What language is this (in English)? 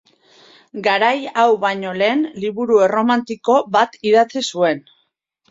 Basque